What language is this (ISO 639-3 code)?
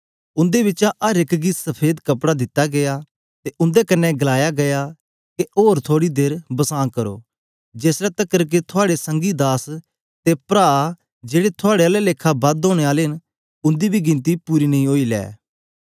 doi